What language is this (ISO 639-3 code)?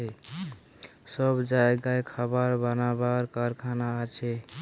ben